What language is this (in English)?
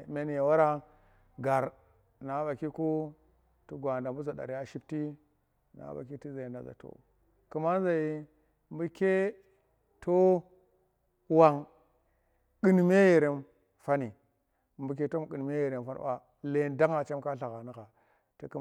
Tera